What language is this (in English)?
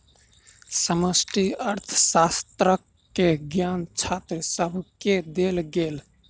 Maithili